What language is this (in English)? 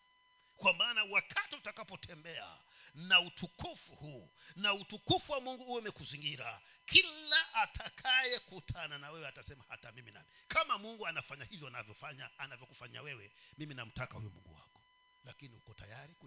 Swahili